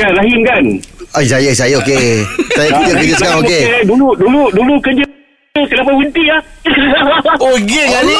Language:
Malay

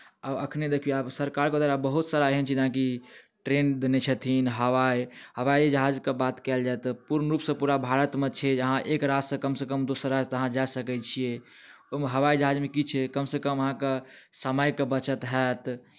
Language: Maithili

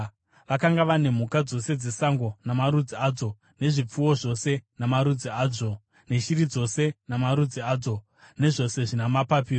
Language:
Shona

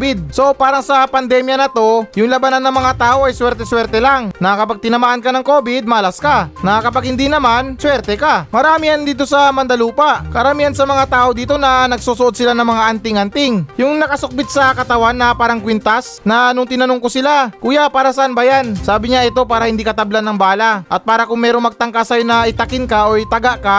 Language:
Filipino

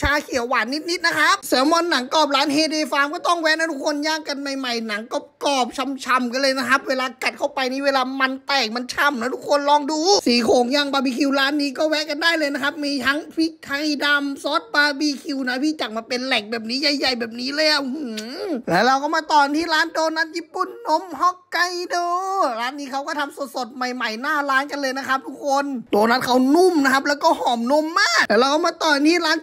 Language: Thai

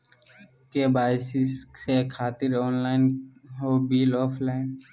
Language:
Magahi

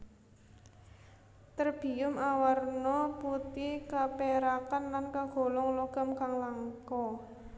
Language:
Javanese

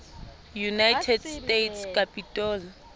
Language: Southern Sotho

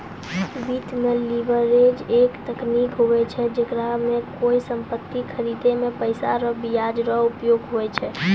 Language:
Maithili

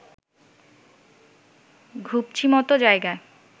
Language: Bangla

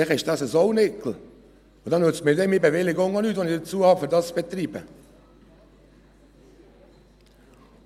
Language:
Swiss German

